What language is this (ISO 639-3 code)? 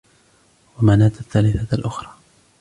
ara